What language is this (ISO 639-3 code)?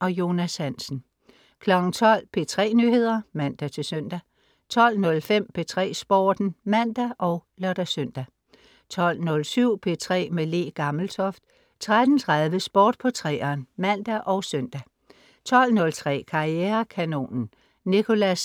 dan